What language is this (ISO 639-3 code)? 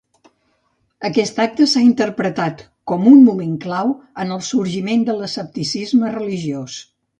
cat